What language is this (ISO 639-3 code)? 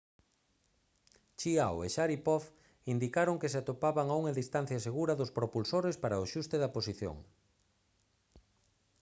glg